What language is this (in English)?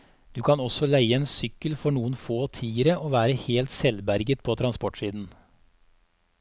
Norwegian